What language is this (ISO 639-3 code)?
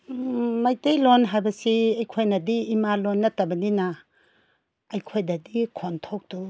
mni